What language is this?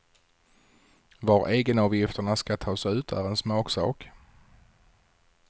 Swedish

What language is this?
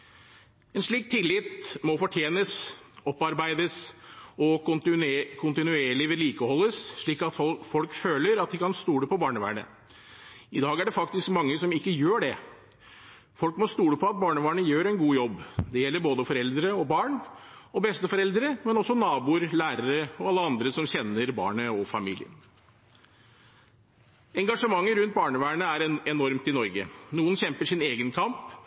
Norwegian Bokmål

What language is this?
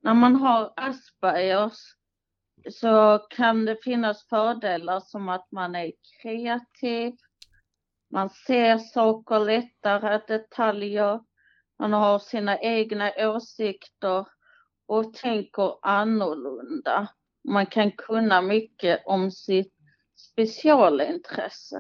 Swedish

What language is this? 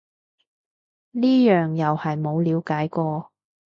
Cantonese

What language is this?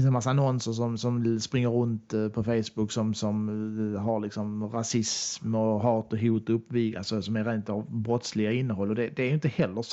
Swedish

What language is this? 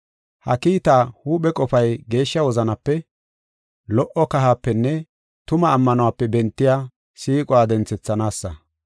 Gofa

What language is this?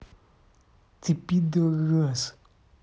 Russian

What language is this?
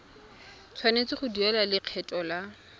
Tswana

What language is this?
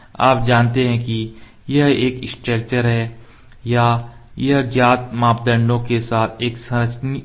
Hindi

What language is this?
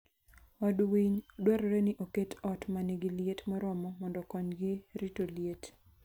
Luo (Kenya and Tanzania)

